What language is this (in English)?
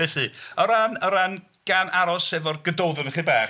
Welsh